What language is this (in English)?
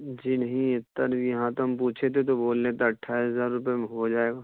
Urdu